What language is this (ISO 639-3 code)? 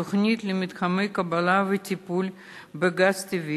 heb